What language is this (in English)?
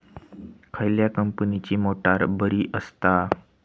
Marathi